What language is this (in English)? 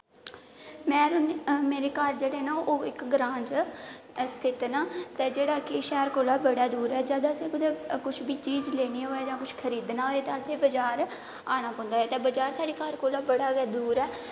Dogri